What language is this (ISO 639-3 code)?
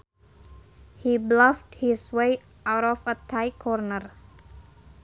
sun